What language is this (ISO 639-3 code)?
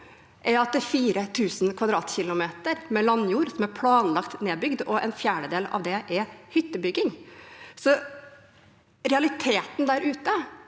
nor